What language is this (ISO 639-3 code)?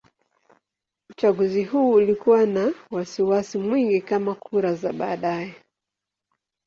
swa